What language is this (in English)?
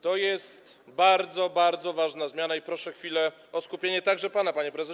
Polish